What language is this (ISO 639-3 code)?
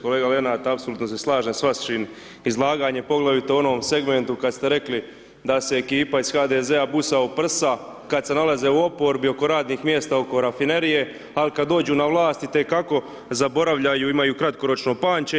hrv